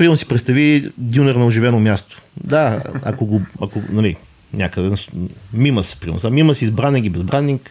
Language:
Bulgarian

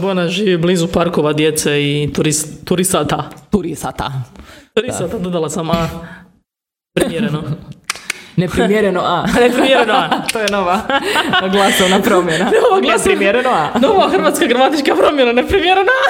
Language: Croatian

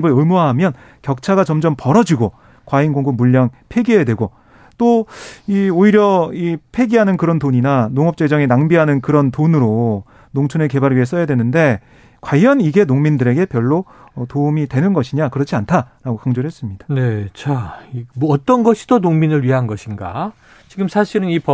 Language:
Korean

